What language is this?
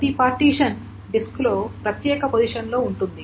Telugu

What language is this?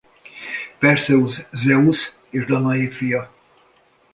Hungarian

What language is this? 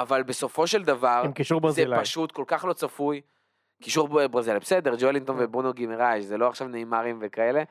Hebrew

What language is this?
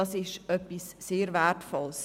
Swiss German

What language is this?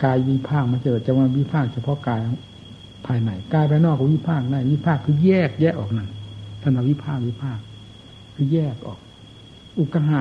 Thai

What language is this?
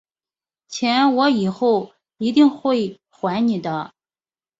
Chinese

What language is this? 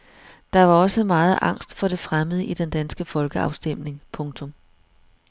Danish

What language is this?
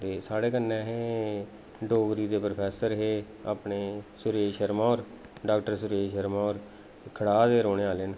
Dogri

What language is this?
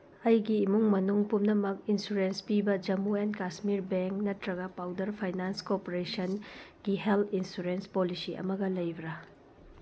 Manipuri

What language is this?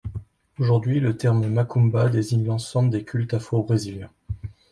French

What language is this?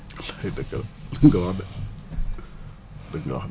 Wolof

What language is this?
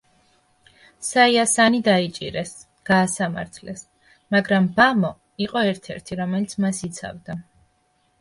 Georgian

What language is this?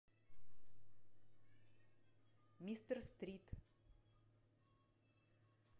Russian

